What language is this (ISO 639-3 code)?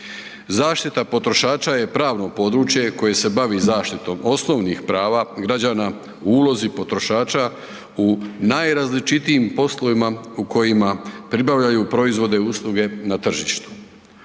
hrv